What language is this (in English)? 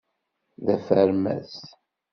Kabyle